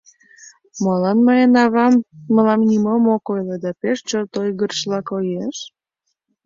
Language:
Mari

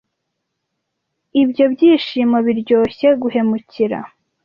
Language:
Kinyarwanda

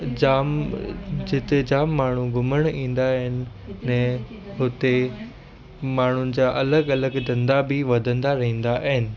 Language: Sindhi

